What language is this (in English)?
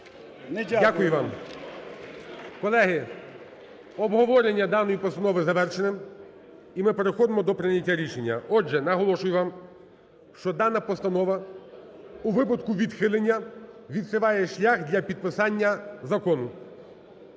Ukrainian